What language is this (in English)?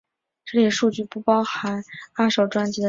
Chinese